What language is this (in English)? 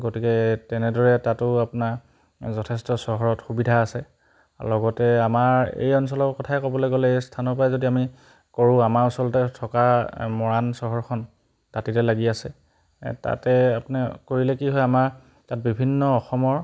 Assamese